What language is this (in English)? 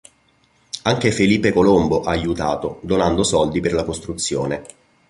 Italian